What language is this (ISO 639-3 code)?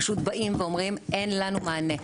heb